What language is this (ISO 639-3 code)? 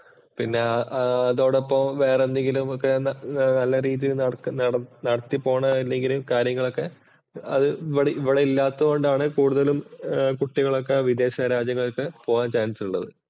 mal